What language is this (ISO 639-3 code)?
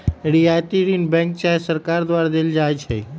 mag